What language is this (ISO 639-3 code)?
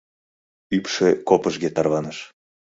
chm